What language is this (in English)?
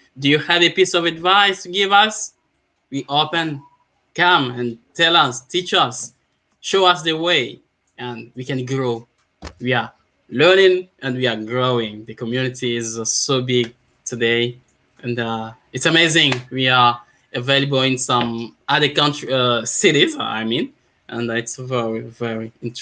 English